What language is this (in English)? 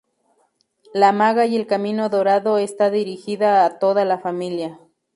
Spanish